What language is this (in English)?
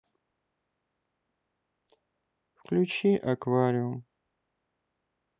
Russian